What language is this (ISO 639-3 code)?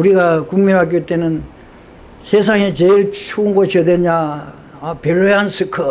kor